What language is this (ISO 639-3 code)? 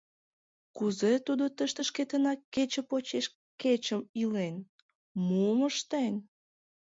chm